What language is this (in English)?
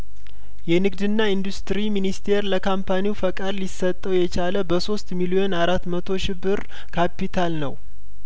Amharic